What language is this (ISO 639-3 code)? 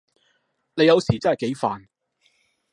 yue